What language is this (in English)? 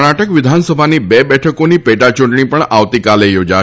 Gujarati